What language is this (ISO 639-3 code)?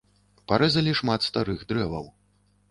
bel